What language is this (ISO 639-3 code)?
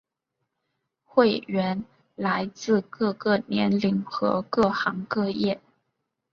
zho